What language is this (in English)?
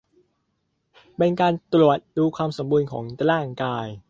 Thai